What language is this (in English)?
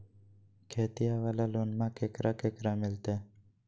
Magahi